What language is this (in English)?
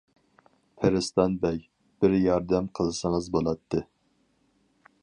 Uyghur